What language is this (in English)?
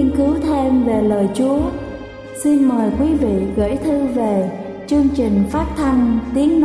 Vietnamese